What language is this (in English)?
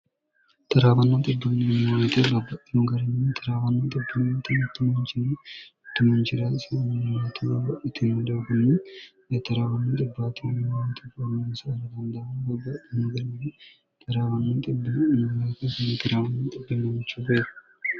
Sidamo